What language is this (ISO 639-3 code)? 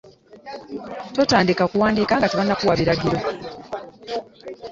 lug